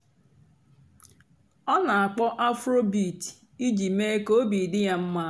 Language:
Igbo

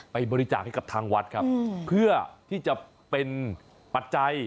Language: Thai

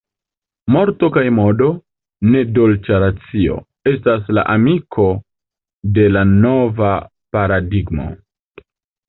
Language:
Esperanto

